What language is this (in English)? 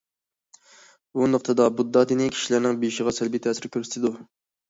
Uyghur